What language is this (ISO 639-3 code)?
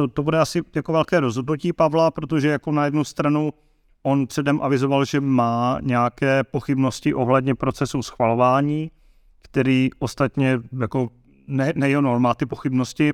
ces